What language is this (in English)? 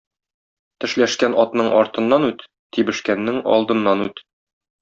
Tatar